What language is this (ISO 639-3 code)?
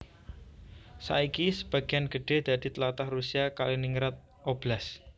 jav